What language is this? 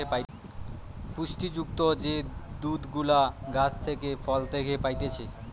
Bangla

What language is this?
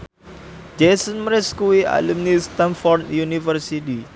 Javanese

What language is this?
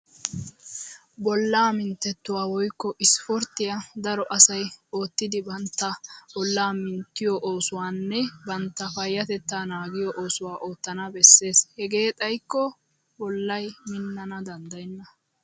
Wolaytta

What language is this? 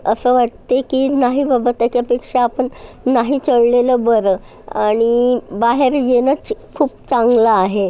Marathi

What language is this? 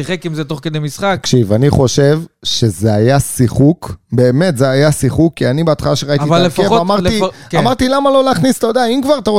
Hebrew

